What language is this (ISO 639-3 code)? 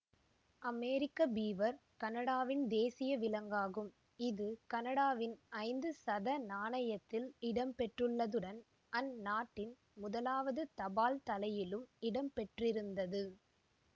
tam